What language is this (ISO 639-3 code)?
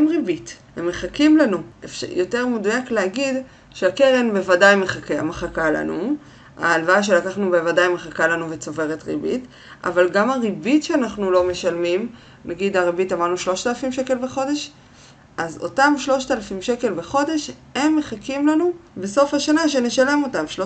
heb